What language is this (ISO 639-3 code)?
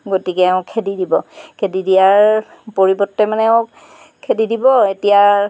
asm